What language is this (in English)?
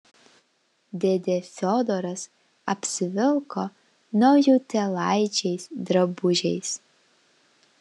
Lithuanian